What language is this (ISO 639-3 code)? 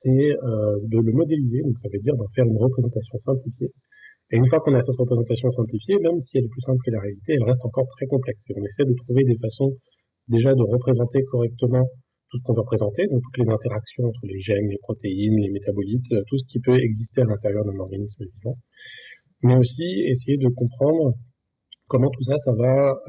fra